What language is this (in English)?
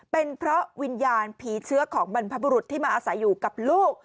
Thai